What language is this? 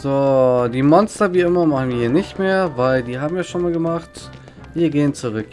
German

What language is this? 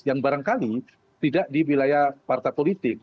Indonesian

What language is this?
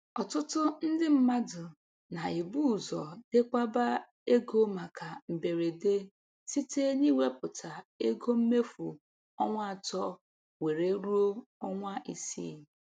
Igbo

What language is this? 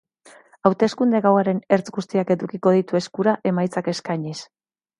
Basque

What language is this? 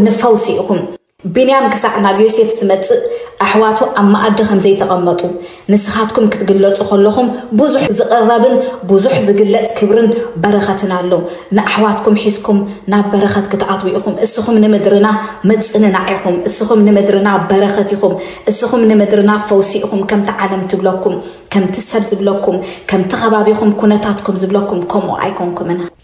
Arabic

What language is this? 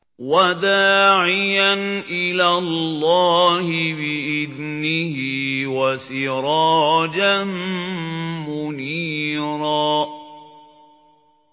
Arabic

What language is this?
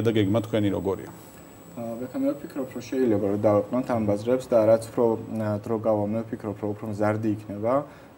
Romanian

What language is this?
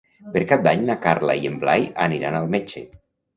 Catalan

